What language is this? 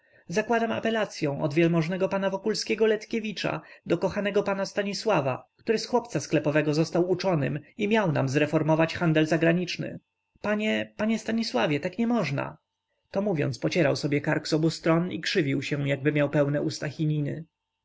Polish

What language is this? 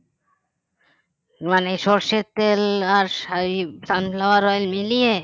Bangla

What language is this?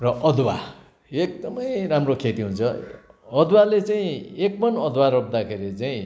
Nepali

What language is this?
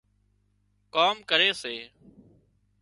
Wadiyara Koli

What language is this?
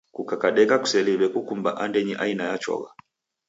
Taita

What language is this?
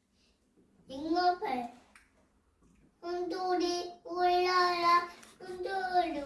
Korean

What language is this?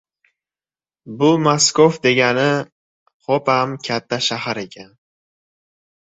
Uzbek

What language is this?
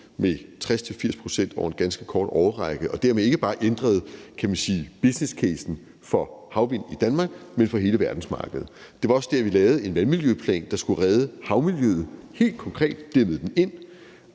Danish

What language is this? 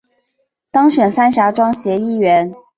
Chinese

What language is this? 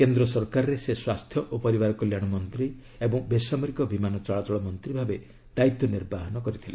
Odia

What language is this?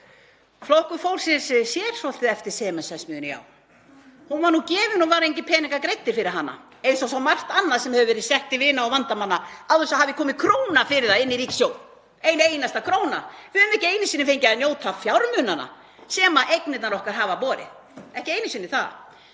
Icelandic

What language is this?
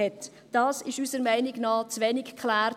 Swiss German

